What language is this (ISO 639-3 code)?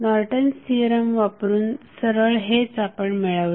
mar